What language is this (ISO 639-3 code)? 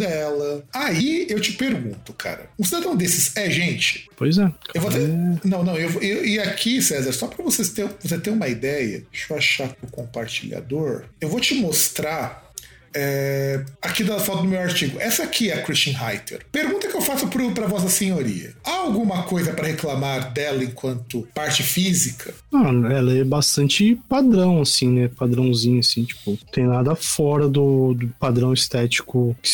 por